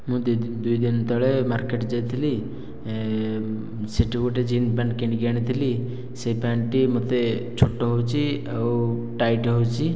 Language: Odia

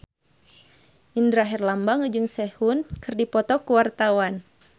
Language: Sundanese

